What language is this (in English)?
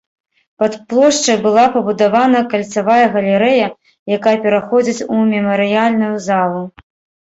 Belarusian